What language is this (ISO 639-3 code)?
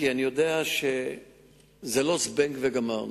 heb